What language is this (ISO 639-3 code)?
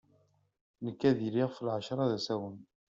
kab